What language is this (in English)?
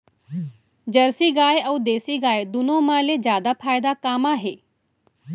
Chhattisgarhi